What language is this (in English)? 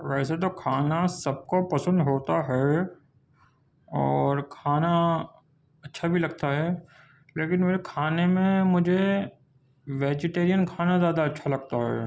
Urdu